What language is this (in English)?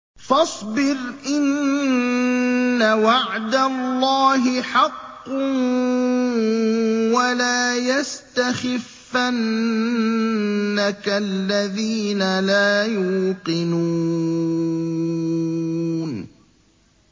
Arabic